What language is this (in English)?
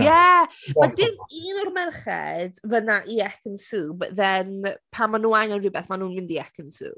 Welsh